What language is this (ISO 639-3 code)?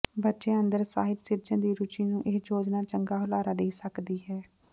pan